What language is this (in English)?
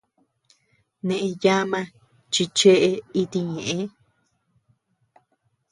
Tepeuxila Cuicatec